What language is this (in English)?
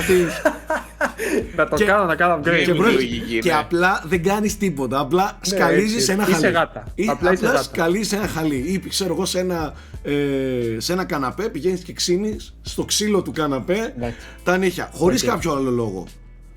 Greek